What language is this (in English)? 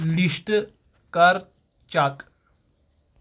Kashmiri